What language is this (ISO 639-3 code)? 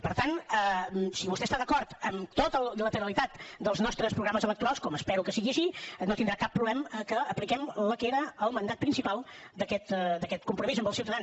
cat